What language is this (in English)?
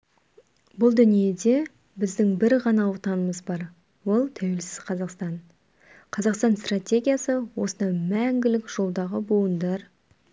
Kazakh